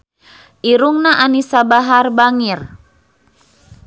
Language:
Sundanese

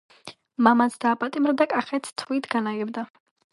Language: Georgian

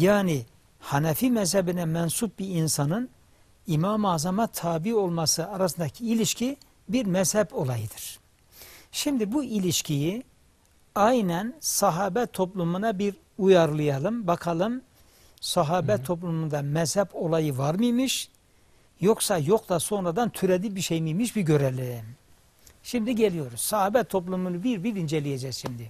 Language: Turkish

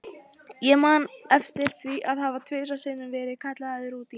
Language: Icelandic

